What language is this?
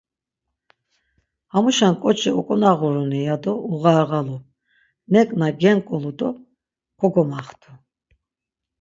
Laz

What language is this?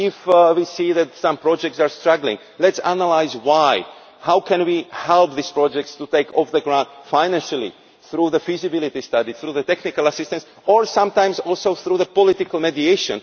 English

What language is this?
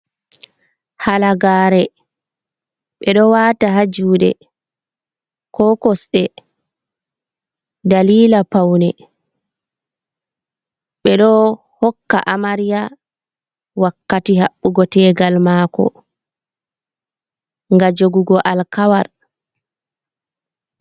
Fula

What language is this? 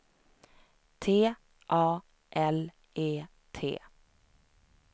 Swedish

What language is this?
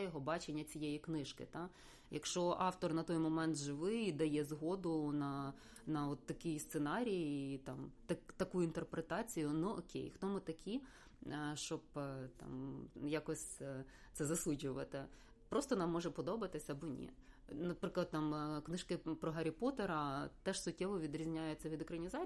Ukrainian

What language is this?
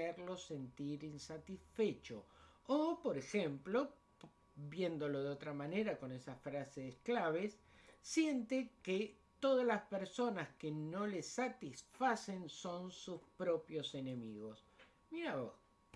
Spanish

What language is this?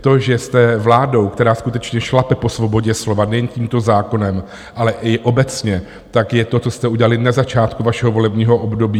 Czech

